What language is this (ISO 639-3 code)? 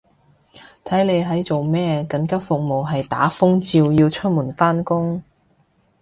yue